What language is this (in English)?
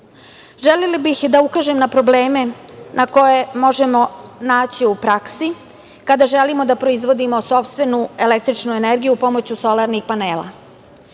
Serbian